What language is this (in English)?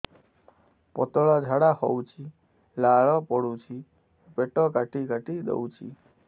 Odia